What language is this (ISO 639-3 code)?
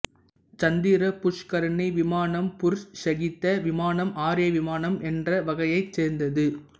tam